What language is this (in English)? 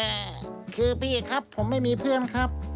Thai